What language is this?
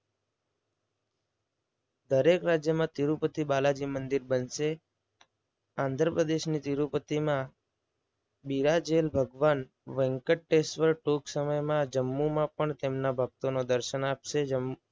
Gujarati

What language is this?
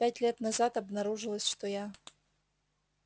Russian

